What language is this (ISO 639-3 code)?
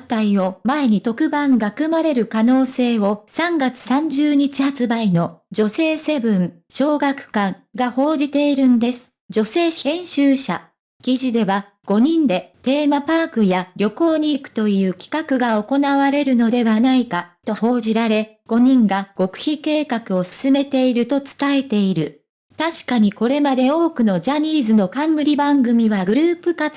jpn